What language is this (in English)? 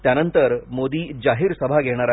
Marathi